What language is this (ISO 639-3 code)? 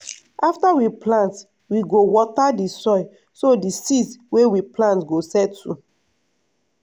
pcm